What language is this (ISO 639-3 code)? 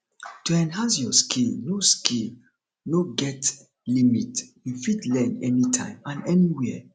pcm